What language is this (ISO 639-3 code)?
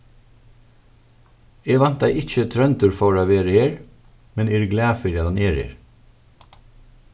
fao